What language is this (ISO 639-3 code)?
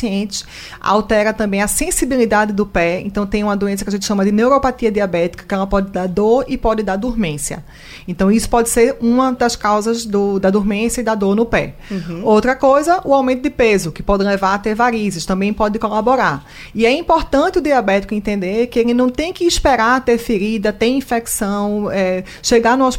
por